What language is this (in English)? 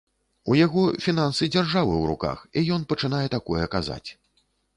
Belarusian